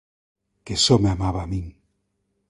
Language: Galician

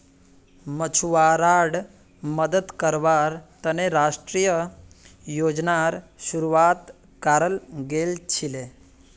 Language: Magahi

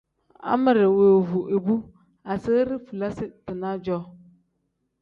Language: Tem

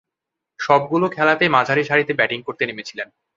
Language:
Bangla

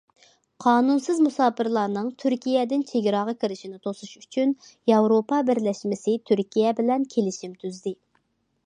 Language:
Uyghur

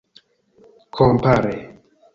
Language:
Esperanto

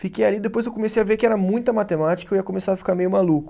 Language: Portuguese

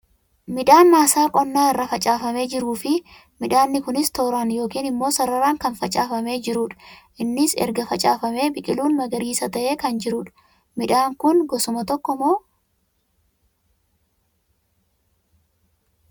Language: Oromo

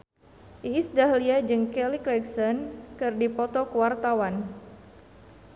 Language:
Sundanese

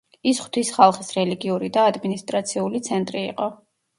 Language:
Georgian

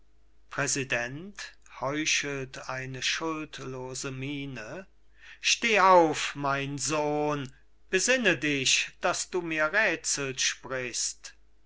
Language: German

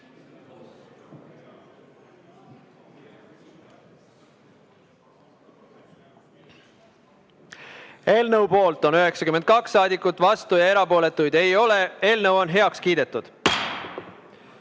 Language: Estonian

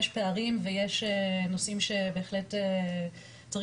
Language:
Hebrew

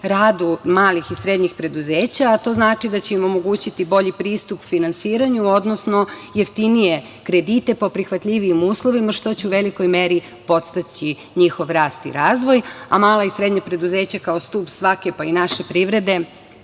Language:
Serbian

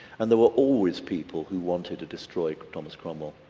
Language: English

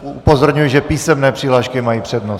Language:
Czech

